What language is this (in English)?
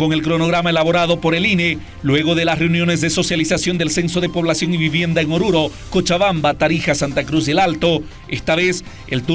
Spanish